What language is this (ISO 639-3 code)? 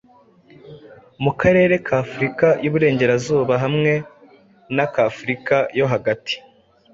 kin